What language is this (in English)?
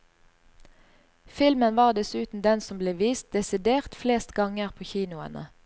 Norwegian